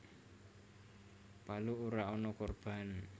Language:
Javanese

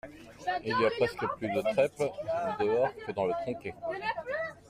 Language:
French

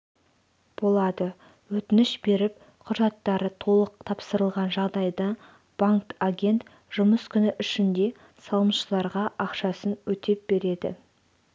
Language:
Kazakh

